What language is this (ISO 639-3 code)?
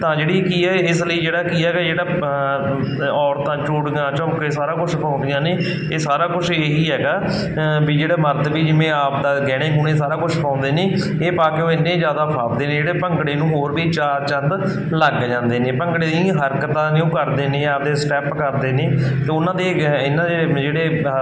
pan